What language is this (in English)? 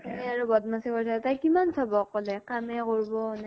Assamese